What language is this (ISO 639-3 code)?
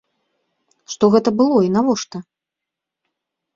bel